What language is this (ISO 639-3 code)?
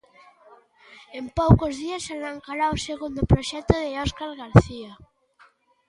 glg